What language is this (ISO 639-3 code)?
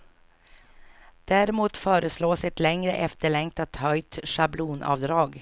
swe